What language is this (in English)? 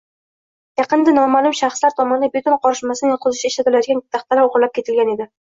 Uzbek